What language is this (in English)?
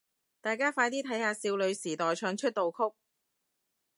Cantonese